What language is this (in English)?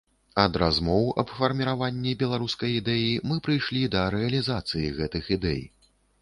Belarusian